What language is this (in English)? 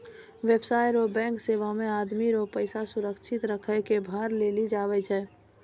Maithili